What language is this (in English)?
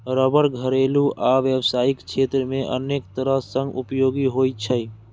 Maithili